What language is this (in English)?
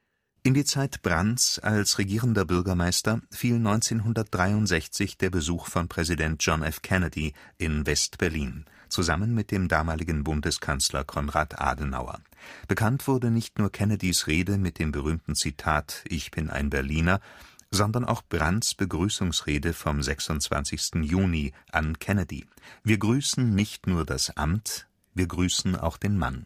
German